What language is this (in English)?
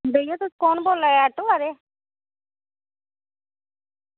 Dogri